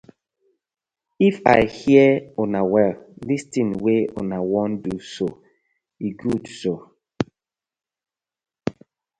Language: Nigerian Pidgin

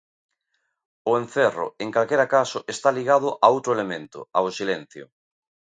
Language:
Galician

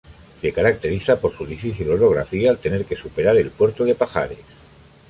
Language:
Spanish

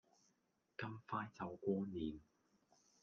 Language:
Cantonese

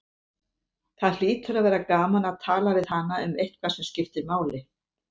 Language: Icelandic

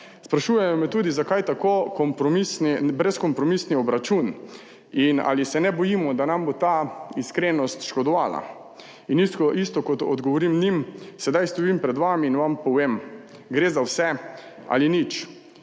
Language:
Slovenian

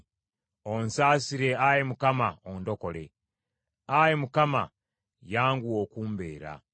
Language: Ganda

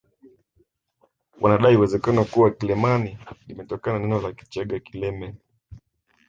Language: Swahili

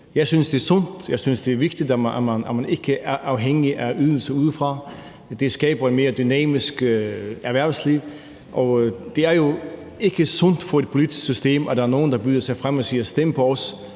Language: Danish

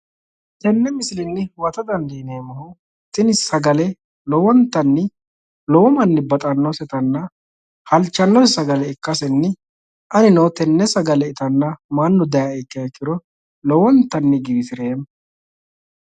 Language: Sidamo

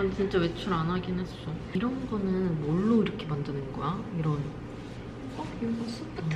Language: Korean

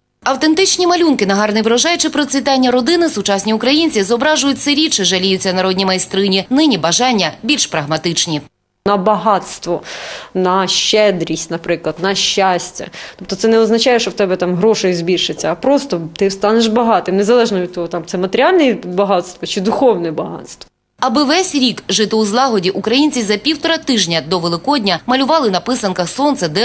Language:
Ukrainian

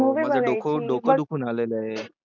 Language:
Marathi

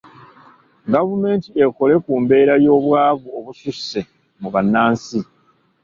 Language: Ganda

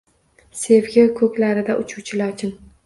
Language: Uzbek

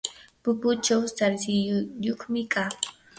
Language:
Yanahuanca Pasco Quechua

